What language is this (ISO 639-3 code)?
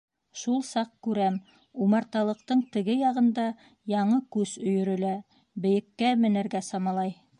bak